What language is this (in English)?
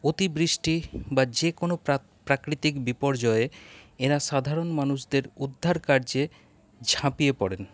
Bangla